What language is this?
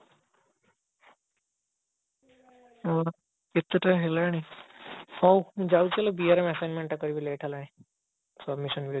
Odia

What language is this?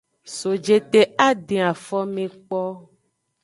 Aja (Benin)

